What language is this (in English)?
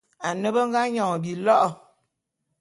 Bulu